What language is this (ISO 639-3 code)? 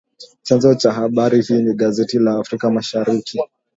swa